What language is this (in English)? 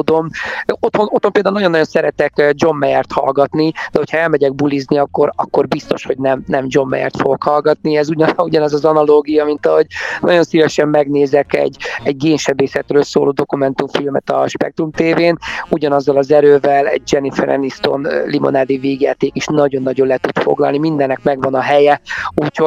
Hungarian